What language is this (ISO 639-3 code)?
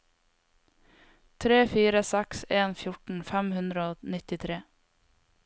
nor